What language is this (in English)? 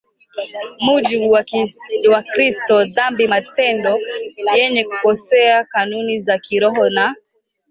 Swahili